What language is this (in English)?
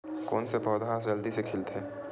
Chhattisgarhi